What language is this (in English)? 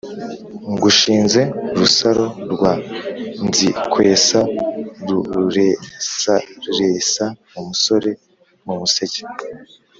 Kinyarwanda